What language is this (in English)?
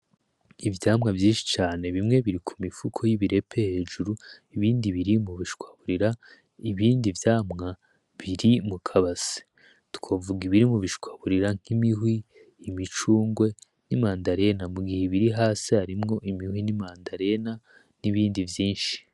Rundi